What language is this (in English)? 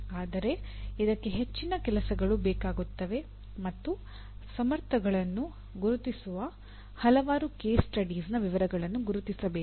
Kannada